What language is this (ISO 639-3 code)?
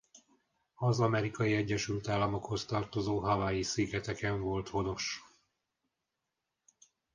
hun